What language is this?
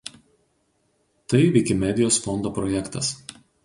Lithuanian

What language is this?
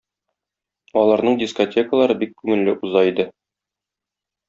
Tatar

